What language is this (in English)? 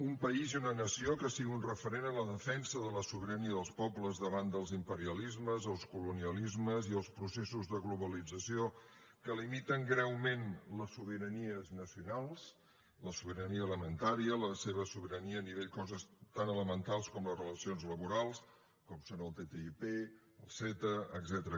Catalan